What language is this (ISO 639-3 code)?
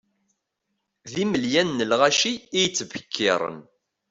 kab